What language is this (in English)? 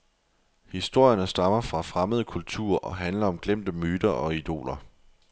Danish